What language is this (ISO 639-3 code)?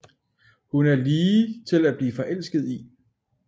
dan